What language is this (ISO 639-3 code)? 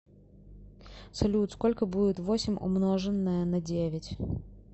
rus